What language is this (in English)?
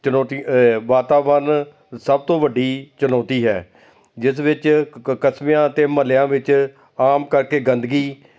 Punjabi